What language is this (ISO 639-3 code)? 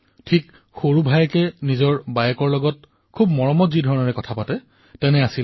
asm